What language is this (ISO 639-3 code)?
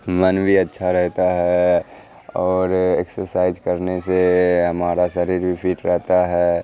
urd